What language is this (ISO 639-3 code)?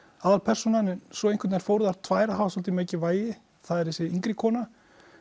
isl